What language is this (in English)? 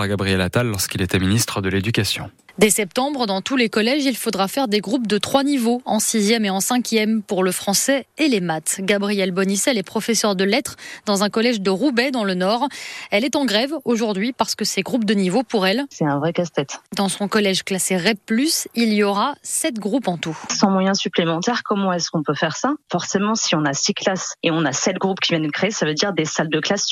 French